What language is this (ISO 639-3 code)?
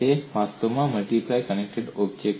guj